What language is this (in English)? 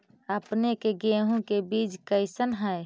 Magahi